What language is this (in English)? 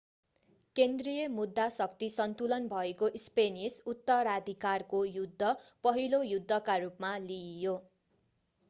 Nepali